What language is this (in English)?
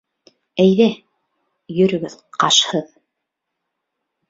Bashkir